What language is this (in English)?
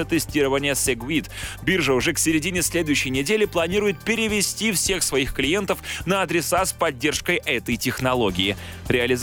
Russian